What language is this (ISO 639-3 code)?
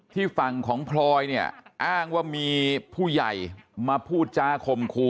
tha